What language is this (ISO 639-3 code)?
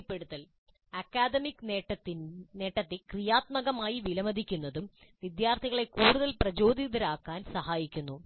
mal